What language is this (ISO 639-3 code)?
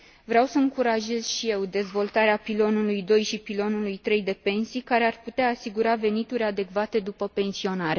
ron